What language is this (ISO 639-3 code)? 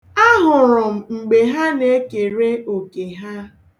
ibo